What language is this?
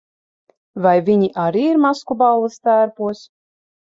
Latvian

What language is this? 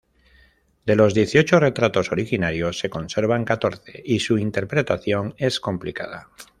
Spanish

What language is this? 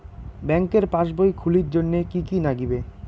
Bangla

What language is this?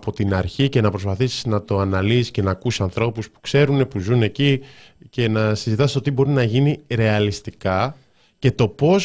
Greek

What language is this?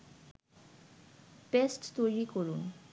Bangla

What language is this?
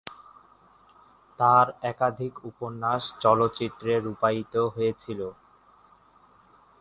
Bangla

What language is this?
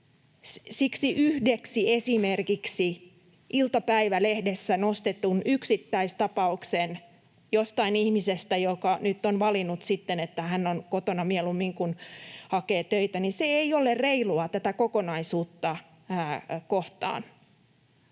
Finnish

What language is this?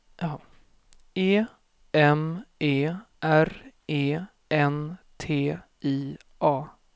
Swedish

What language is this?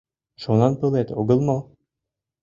Mari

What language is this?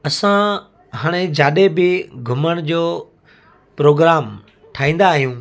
Sindhi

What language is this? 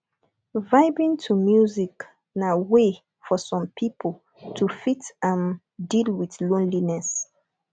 Nigerian Pidgin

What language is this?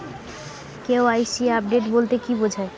Bangla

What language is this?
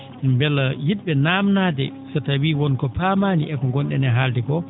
Fula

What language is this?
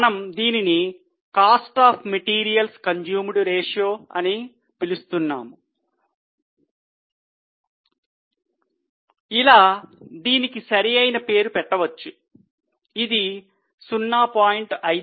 Telugu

